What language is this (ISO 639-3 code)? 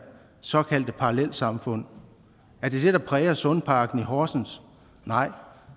dan